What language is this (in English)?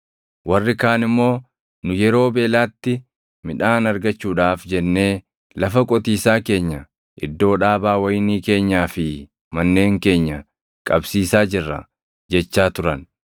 Oromo